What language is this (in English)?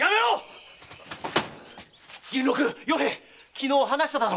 Japanese